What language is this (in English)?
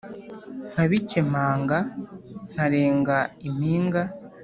Kinyarwanda